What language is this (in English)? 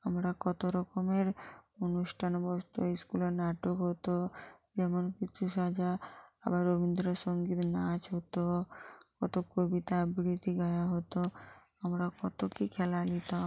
Bangla